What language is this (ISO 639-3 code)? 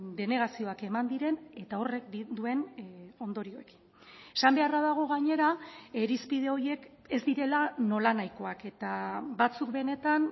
eus